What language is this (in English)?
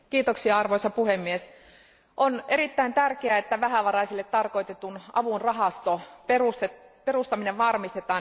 Finnish